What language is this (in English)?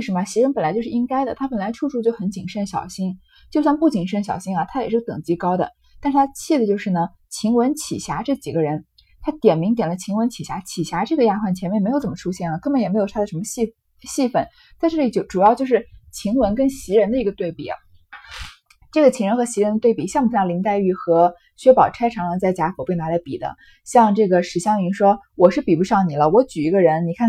Chinese